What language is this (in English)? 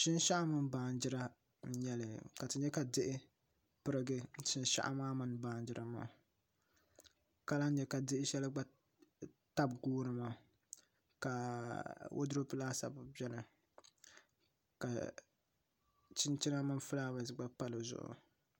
Dagbani